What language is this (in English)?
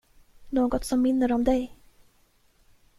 Swedish